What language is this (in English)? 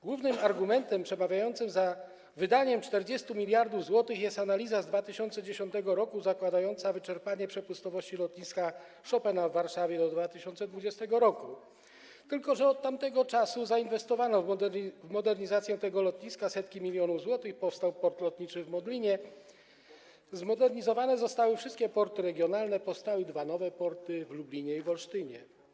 Polish